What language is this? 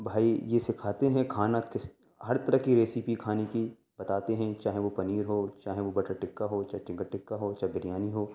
Urdu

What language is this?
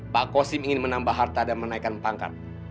Indonesian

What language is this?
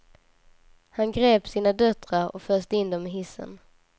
Swedish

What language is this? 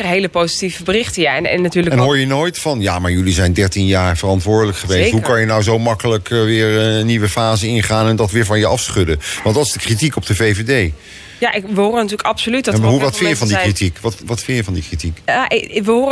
Dutch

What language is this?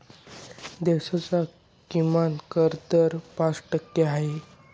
Marathi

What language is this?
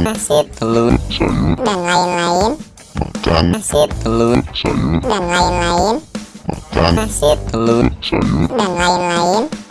Indonesian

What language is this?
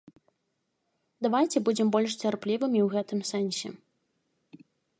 Belarusian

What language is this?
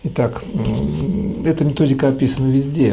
Russian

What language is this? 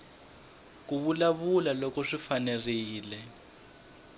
Tsonga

